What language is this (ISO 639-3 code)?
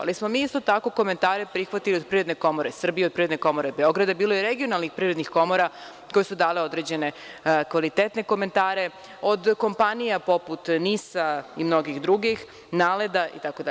srp